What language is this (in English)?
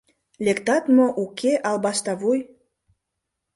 Mari